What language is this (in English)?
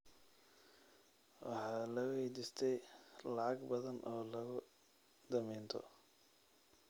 Somali